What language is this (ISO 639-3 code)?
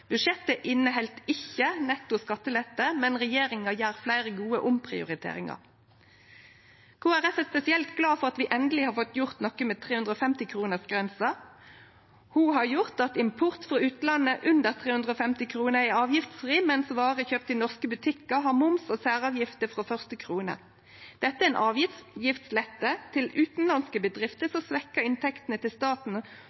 nno